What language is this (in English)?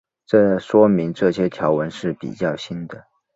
Chinese